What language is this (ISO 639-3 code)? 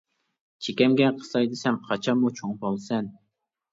uig